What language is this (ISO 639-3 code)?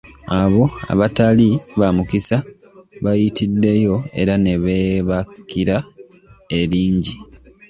lug